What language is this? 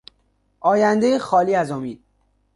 Persian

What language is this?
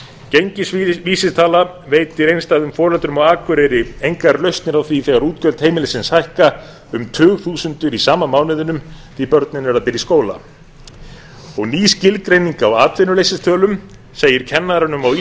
Icelandic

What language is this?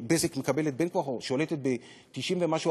Hebrew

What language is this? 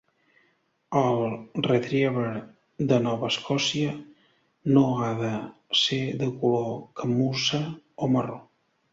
Catalan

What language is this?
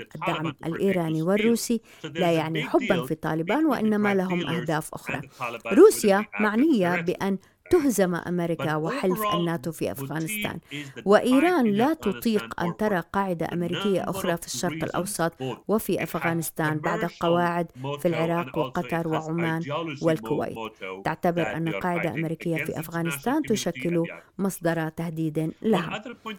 Arabic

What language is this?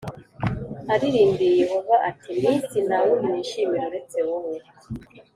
Kinyarwanda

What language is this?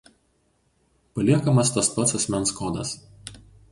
Lithuanian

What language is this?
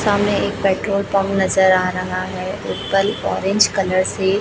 Hindi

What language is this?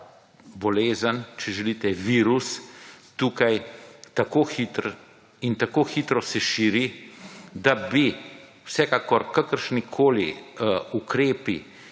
Slovenian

